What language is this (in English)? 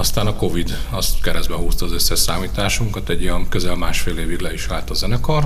Hungarian